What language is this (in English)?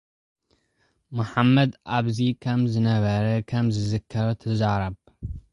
Tigrinya